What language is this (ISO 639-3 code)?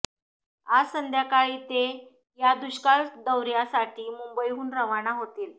mar